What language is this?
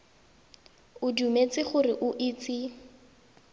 Tswana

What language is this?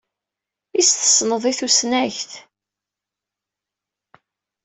Kabyle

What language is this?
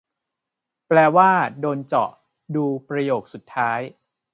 Thai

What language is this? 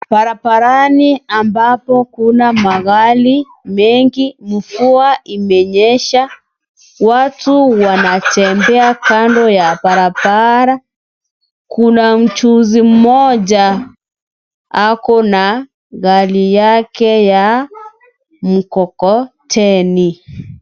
Swahili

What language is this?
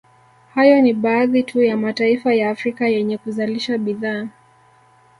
Swahili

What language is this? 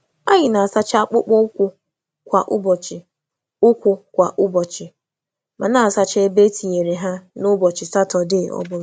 Igbo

